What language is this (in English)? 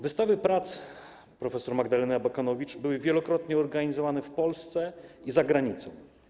Polish